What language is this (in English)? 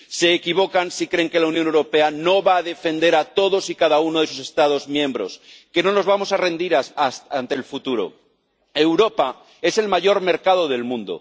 Spanish